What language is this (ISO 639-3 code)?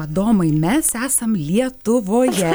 lit